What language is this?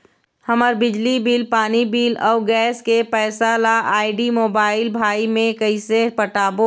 Chhattisgarhi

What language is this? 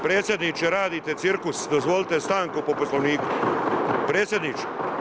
Croatian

